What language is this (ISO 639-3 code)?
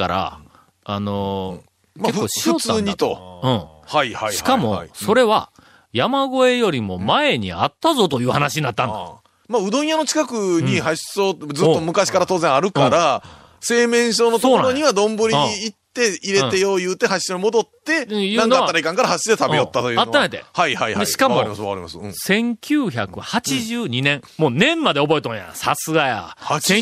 jpn